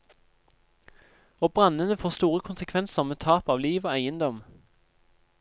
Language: Norwegian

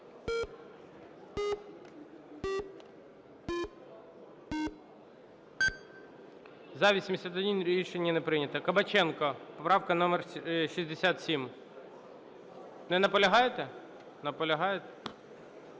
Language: Ukrainian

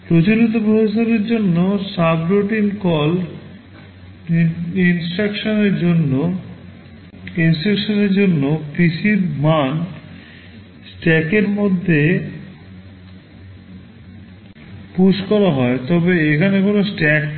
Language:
Bangla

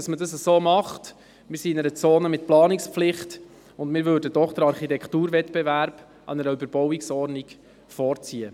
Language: Swiss German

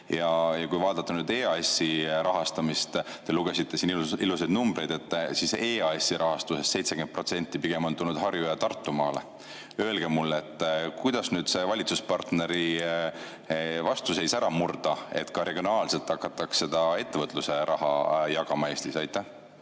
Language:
Estonian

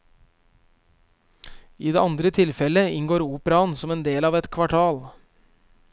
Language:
Norwegian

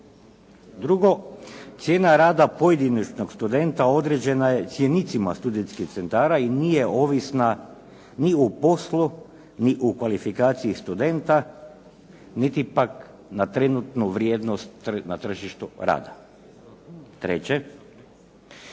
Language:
Croatian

